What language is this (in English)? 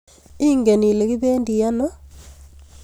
Kalenjin